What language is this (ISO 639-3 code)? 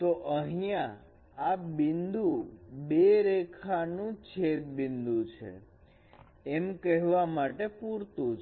guj